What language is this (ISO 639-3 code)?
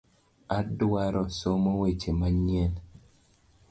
luo